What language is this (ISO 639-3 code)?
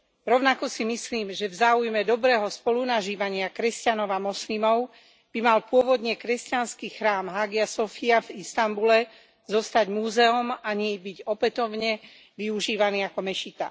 slk